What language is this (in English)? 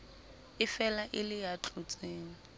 Southern Sotho